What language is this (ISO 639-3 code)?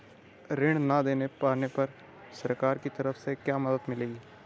hin